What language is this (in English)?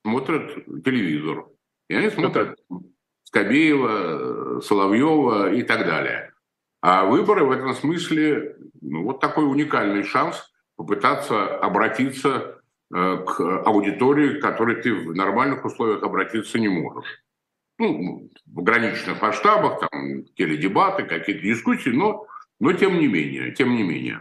Russian